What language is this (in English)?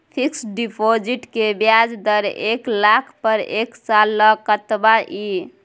Maithili